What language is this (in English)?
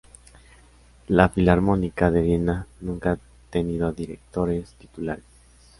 Spanish